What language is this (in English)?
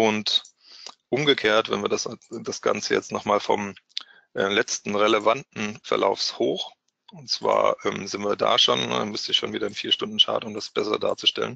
German